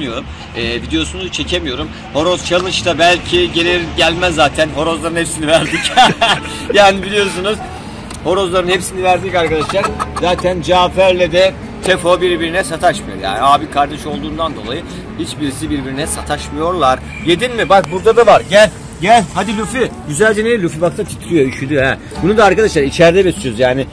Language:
Turkish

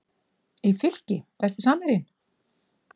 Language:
Icelandic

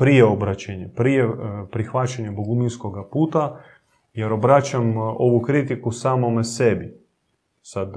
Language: Croatian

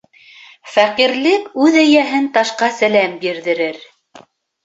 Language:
Bashkir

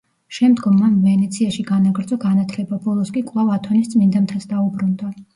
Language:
Georgian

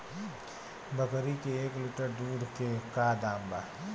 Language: Bhojpuri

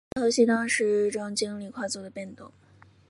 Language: Chinese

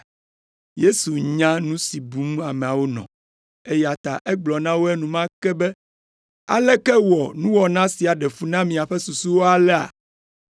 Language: Ewe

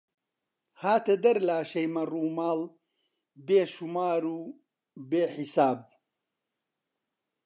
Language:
Central Kurdish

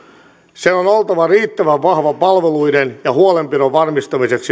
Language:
Finnish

